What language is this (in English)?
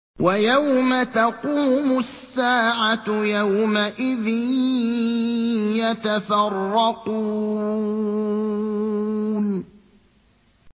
Arabic